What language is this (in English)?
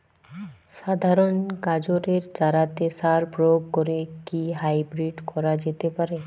Bangla